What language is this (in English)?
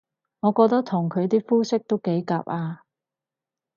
Cantonese